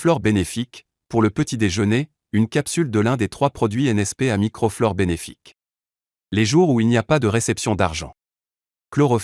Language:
French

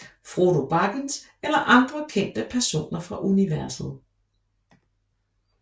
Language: Danish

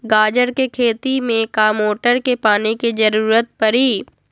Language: Magahi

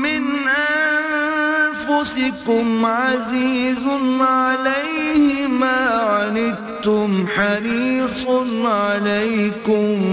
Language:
Urdu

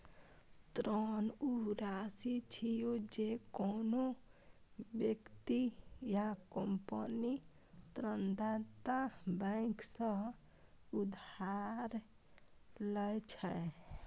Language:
Maithili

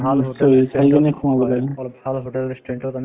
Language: Assamese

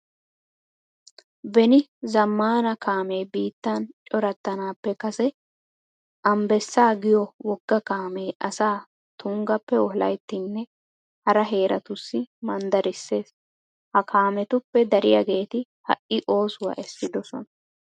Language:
Wolaytta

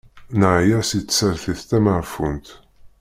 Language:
Kabyle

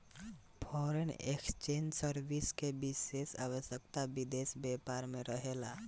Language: Bhojpuri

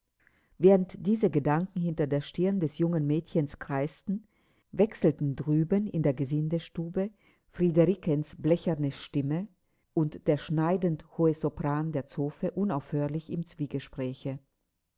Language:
German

